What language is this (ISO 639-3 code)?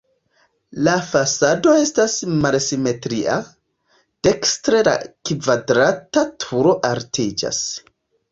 epo